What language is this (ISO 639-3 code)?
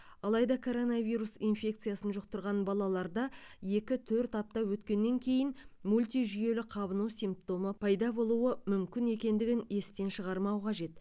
kaz